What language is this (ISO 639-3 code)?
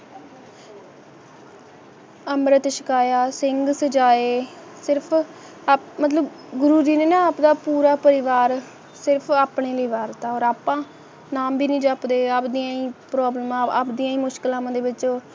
pan